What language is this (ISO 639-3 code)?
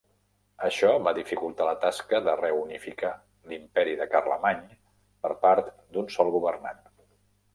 cat